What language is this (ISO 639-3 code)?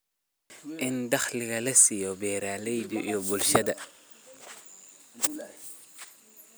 som